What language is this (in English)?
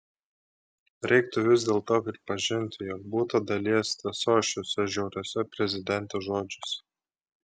Lithuanian